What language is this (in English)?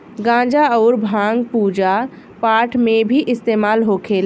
Bhojpuri